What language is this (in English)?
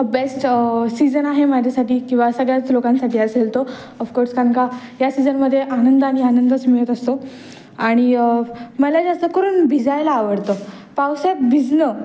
Marathi